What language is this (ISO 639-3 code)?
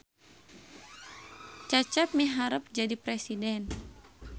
sun